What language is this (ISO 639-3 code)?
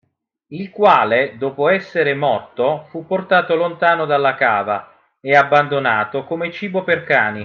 ita